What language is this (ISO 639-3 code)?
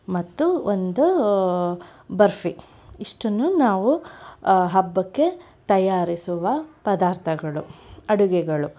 kan